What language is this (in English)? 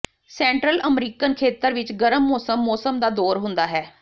Punjabi